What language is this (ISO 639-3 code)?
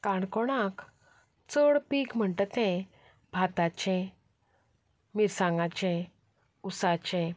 kok